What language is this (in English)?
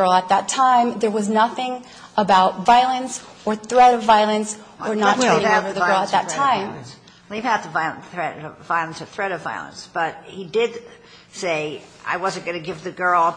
English